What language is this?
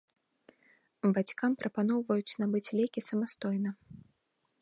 Belarusian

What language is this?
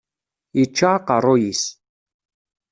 Kabyle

